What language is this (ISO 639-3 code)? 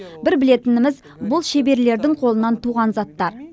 kaz